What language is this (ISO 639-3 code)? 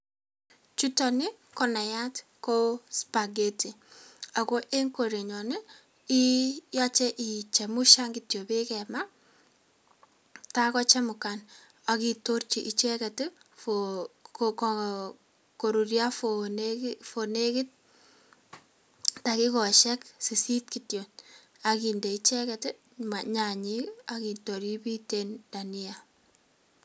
kln